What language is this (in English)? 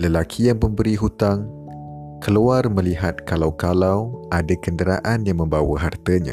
Malay